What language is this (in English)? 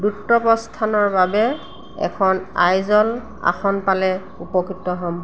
Assamese